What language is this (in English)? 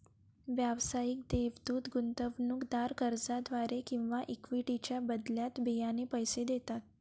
Marathi